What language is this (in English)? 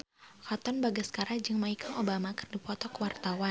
Sundanese